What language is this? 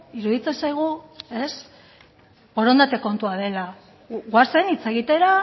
Basque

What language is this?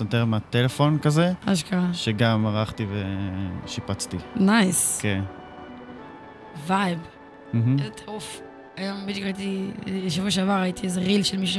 Hebrew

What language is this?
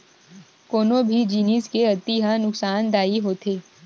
Chhattisgarhi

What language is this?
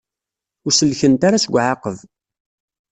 Kabyle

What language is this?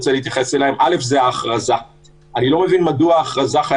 Hebrew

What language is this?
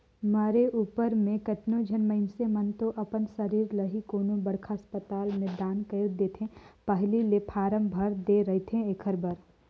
Chhattisgarhi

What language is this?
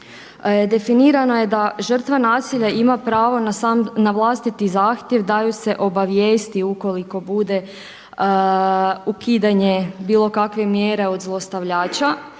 Croatian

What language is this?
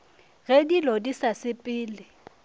Northern Sotho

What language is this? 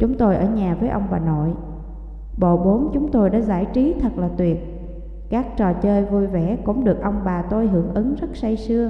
Vietnamese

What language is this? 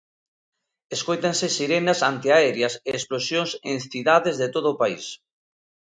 Galician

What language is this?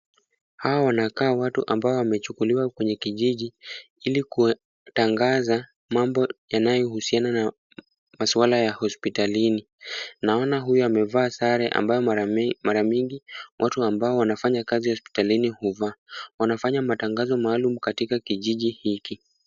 Swahili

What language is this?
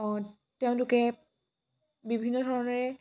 Assamese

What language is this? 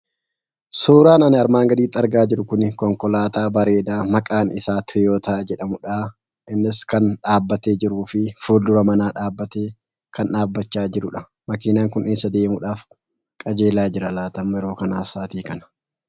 Oromo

